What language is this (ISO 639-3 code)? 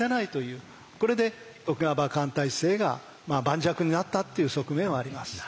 jpn